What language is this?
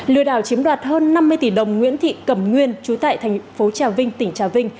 Vietnamese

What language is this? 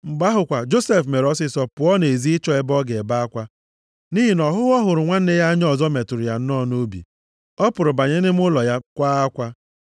Igbo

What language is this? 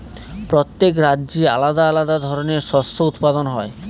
Bangla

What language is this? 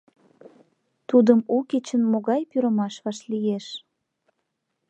Mari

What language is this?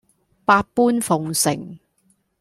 Cantonese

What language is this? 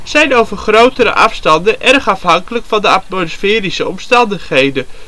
Dutch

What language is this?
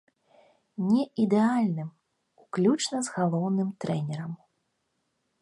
Belarusian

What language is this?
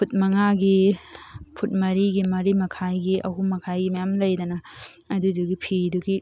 Manipuri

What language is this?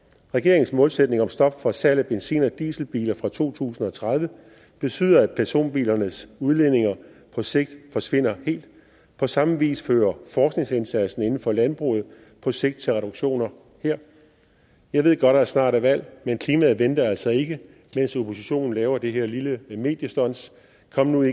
Danish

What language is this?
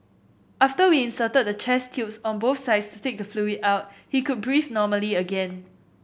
English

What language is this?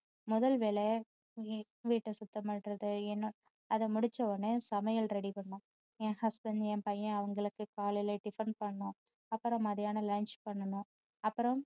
Tamil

